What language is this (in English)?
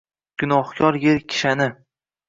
Uzbek